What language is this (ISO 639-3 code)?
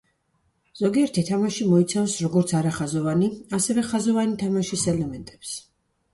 kat